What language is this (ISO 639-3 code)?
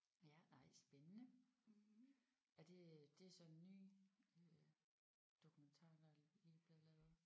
dan